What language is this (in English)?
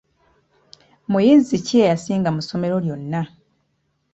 Ganda